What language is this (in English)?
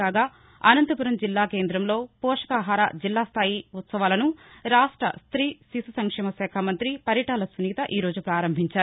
Telugu